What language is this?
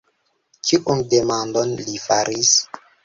Esperanto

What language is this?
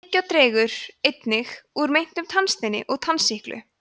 Icelandic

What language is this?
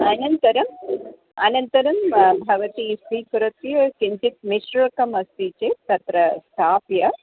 Sanskrit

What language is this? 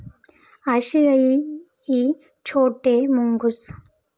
Marathi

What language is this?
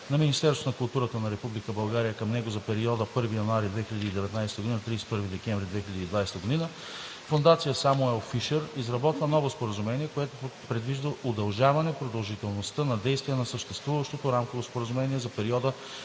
Bulgarian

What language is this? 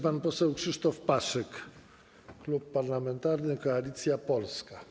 Polish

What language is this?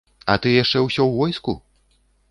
Belarusian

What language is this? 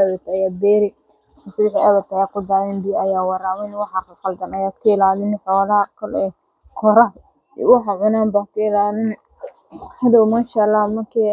Somali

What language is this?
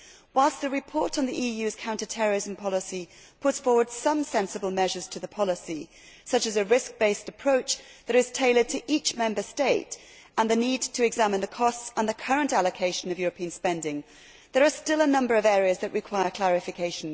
English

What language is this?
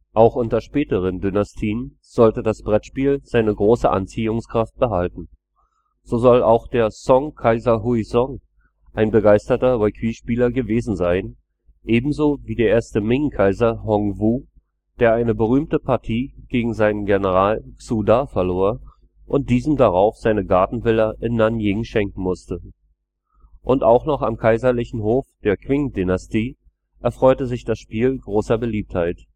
German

